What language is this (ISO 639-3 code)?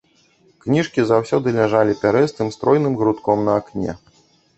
bel